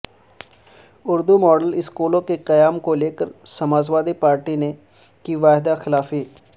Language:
Urdu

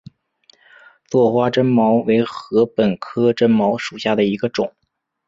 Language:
Chinese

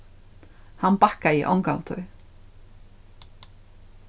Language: Faroese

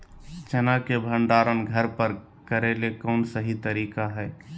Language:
Magahi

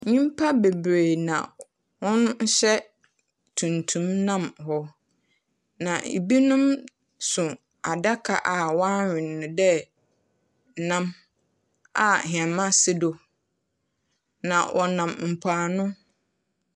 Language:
Akan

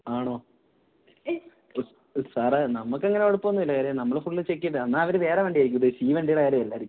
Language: Malayalam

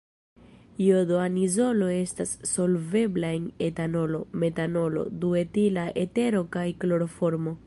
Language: Esperanto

